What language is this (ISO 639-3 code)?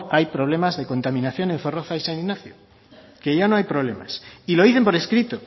spa